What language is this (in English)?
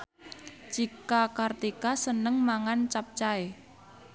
Javanese